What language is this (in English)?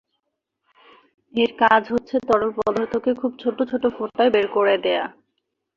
Bangla